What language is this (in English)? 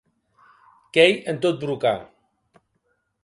Occitan